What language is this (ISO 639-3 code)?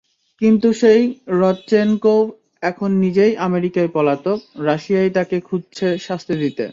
ben